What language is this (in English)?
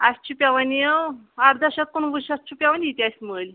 Kashmiri